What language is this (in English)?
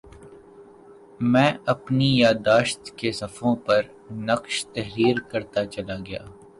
Urdu